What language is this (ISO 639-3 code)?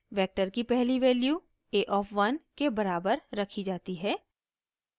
hin